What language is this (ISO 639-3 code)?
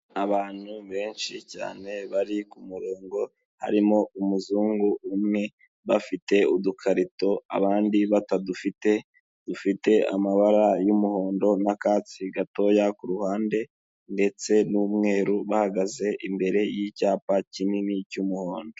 kin